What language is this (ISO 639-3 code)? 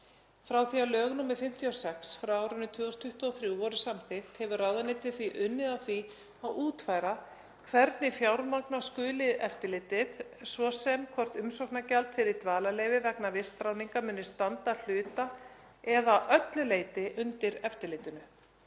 isl